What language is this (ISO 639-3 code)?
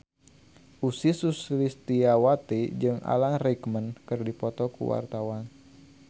sun